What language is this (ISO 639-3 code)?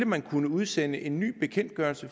dan